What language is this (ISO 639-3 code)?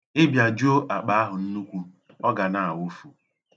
ibo